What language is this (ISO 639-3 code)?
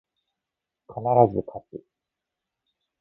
jpn